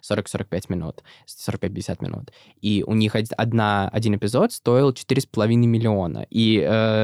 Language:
Russian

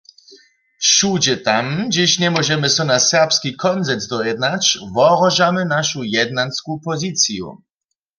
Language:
Upper Sorbian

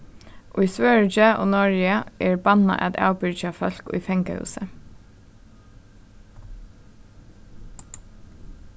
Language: Faroese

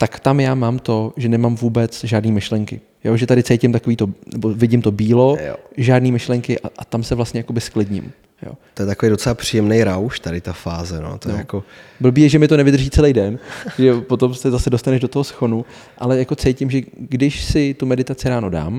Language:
Czech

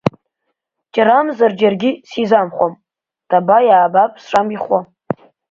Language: Abkhazian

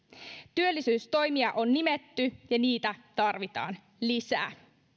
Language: Finnish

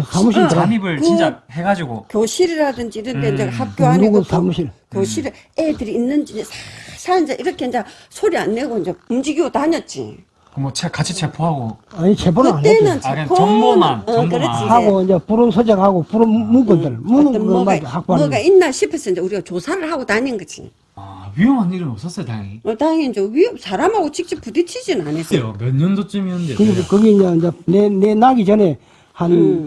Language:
Korean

